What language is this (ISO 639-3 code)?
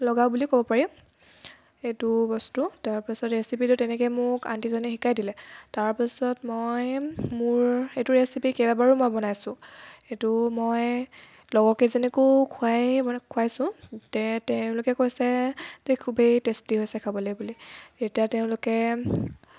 asm